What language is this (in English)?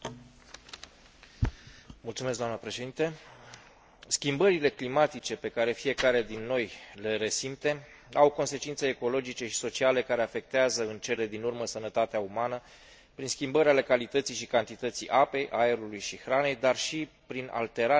Romanian